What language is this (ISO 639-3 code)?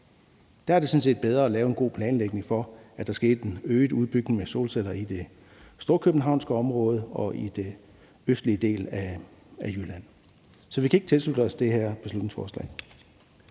dan